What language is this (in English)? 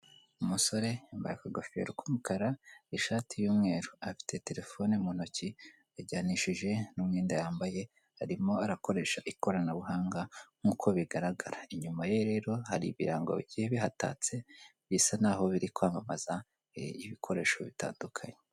Kinyarwanda